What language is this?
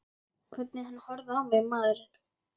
Icelandic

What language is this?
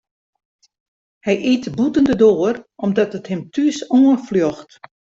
Western Frisian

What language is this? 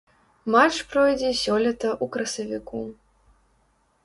Belarusian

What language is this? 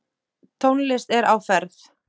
Icelandic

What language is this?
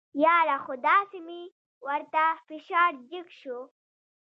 Pashto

